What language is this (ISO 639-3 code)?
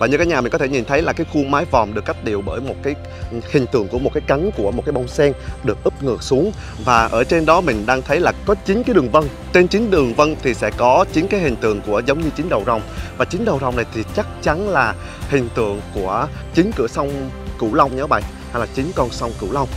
vie